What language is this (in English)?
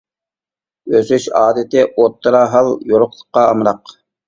Uyghur